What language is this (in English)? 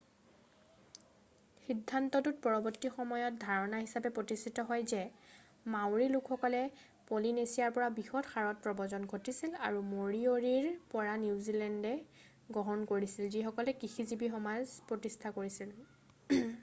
Assamese